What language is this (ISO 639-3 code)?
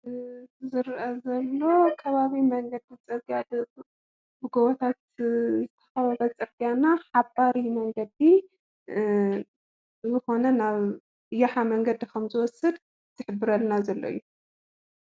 tir